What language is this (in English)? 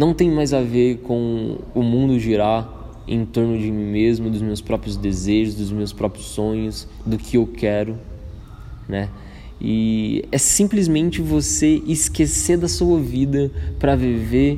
Portuguese